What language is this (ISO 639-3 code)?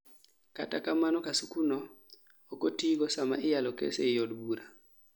luo